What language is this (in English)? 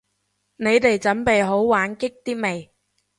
Cantonese